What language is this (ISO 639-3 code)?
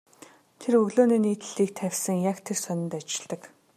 mon